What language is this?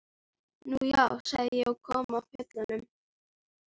Icelandic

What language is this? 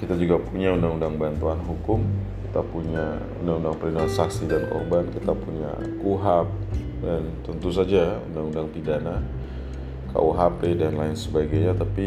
Indonesian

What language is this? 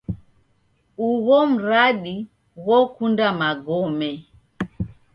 Taita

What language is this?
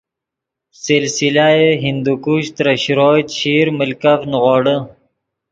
Yidgha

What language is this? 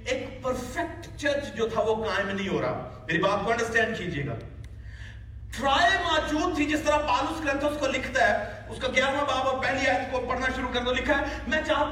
Urdu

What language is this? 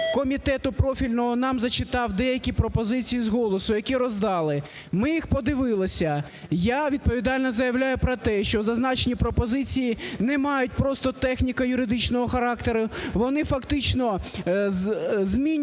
Ukrainian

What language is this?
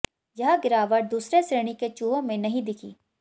Hindi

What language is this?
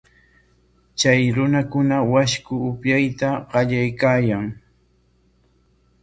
Corongo Ancash Quechua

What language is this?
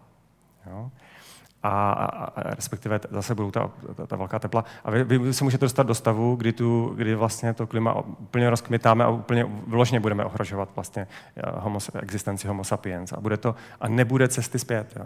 Czech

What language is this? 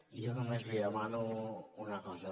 Catalan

